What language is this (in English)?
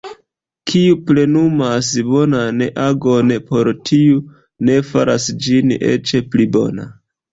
Esperanto